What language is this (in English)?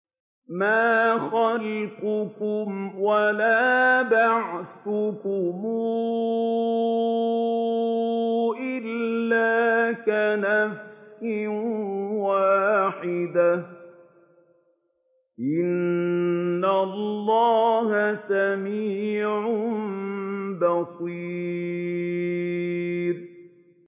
Arabic